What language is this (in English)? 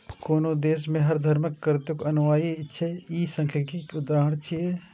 Maithili